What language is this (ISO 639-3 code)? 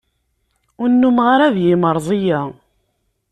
kab